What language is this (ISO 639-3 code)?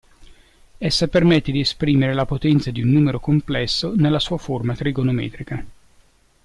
ita